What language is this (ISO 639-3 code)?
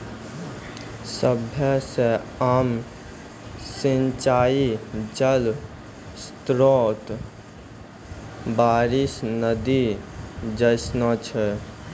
mai